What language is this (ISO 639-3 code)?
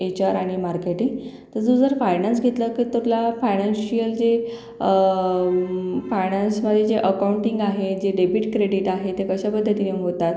mar